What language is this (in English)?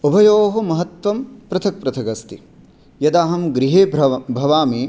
Sanskrit